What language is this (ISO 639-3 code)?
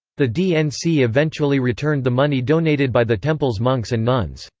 eng